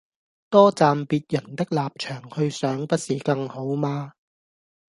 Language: Cantonese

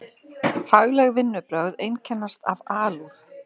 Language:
Icelandic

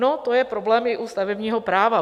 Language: Czech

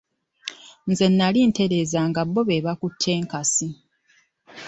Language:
Ganda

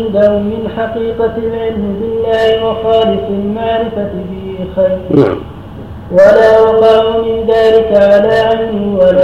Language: Arabic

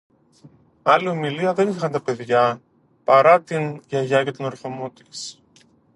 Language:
Greek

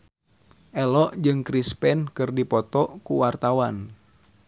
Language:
Sundanese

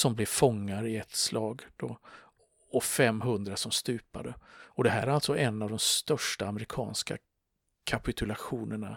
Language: Swedish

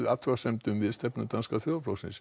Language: Icelandic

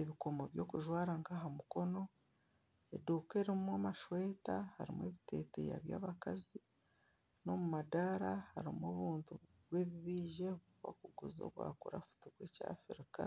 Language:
Nyankole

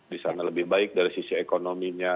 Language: Indonesian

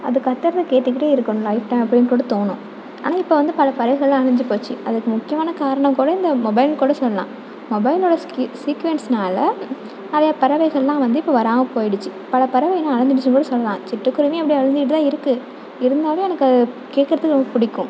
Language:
Tamil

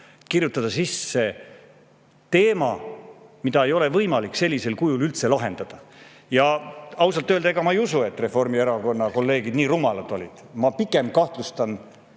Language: Estonian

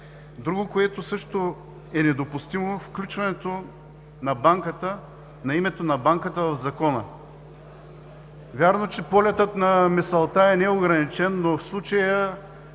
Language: Bulgarian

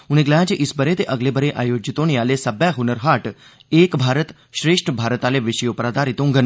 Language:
Dogri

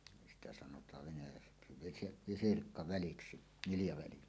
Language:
Finnish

